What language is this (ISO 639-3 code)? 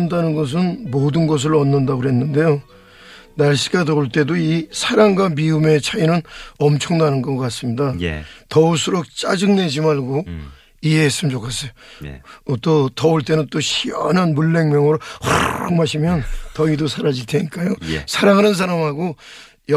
kor